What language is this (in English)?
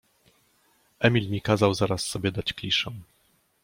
Polish